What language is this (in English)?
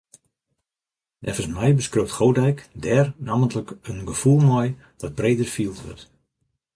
Western Frisian